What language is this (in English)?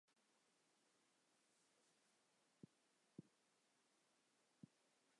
Chinese